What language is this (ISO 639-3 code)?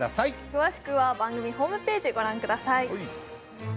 jpn